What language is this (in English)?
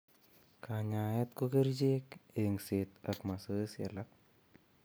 Kalenjin